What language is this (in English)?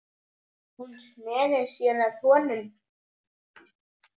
Icelandic